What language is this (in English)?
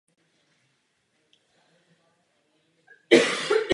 Czech